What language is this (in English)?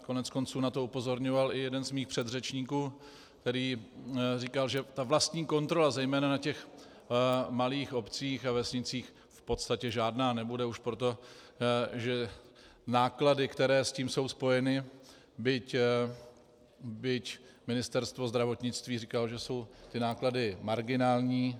Czech